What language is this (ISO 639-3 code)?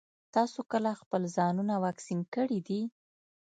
pus